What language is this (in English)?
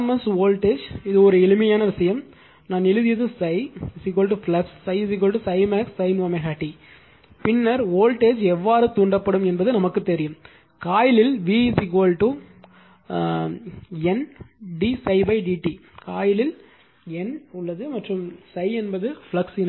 Tamil